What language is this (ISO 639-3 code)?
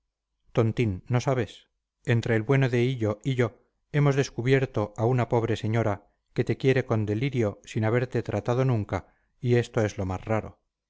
spa